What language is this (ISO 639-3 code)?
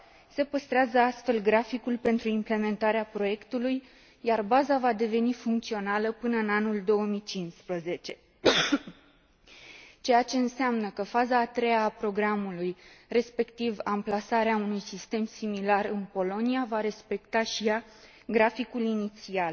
ron